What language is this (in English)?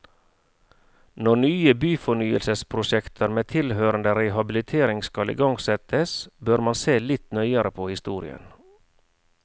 Norwegian